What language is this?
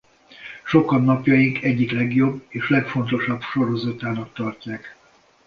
Hungarian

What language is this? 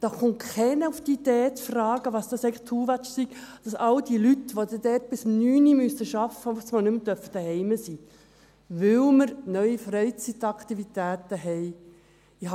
Swiss German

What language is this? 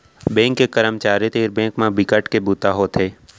Chhattisgarhi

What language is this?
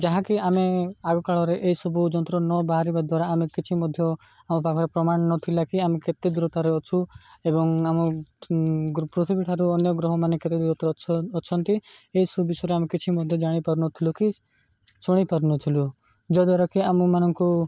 Odia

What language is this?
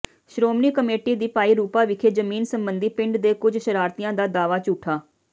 Punjabi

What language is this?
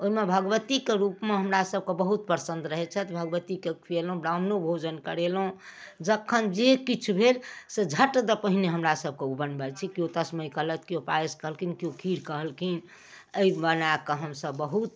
Maithili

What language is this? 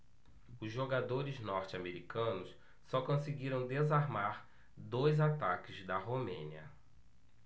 Portuguese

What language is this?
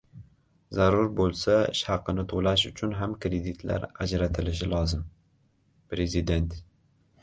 Uzbek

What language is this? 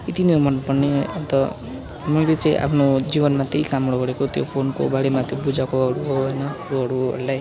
Nepali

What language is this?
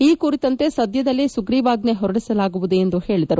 Kannada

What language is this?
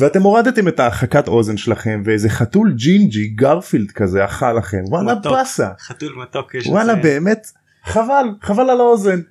Hebrew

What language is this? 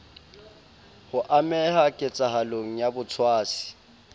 Southern Sotho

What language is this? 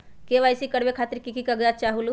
Magahi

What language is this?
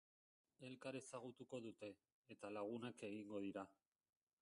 Basque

